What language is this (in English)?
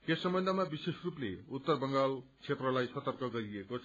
Nepali